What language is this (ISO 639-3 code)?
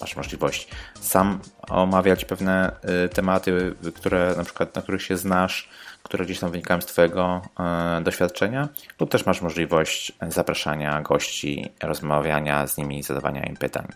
pol